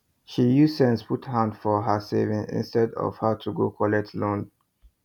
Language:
Nigerian Pidgin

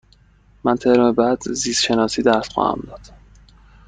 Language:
Persian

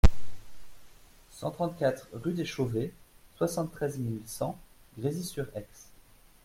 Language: French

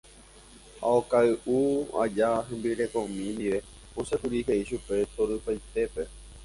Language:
Guarani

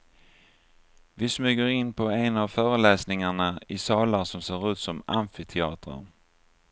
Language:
Swedish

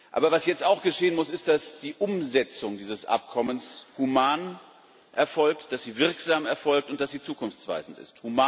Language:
German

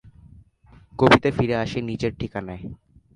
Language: Bangla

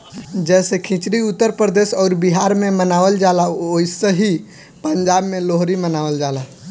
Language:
Bhojpuri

